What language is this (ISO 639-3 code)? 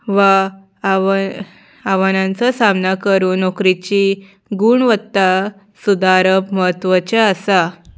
kok